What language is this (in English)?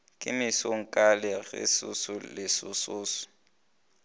Northern Sotho